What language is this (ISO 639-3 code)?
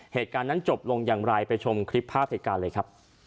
tha